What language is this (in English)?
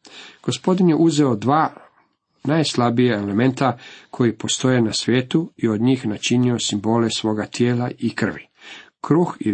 Croatian